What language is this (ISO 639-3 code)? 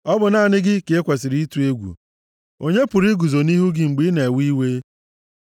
ibo